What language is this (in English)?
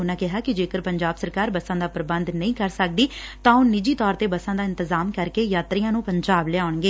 Punjabi